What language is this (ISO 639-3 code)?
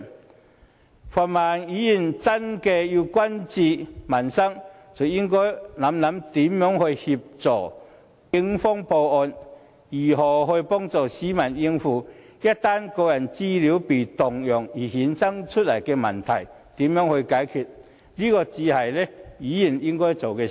yue